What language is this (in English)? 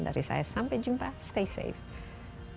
Indonesian